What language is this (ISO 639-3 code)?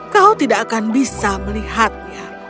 ind